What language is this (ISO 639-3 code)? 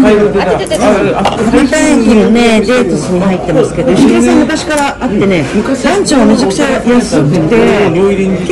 jpn